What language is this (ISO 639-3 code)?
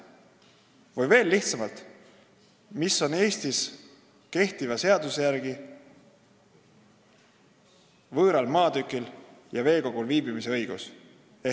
est